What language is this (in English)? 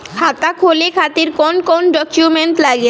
Bhojpuri